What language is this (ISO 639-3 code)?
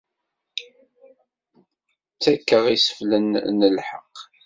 kab